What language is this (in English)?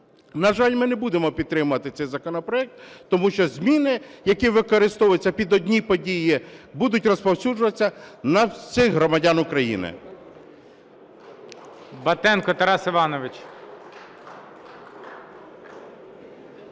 Ukrainian